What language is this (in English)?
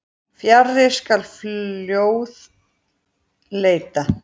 Icelandic